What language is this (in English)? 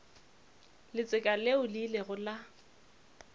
Northern Sotho